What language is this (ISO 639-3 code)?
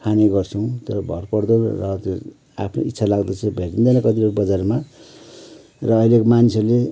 nep